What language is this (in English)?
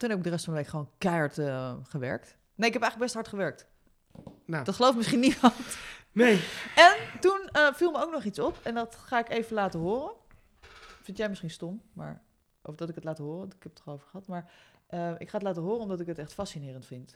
Dutch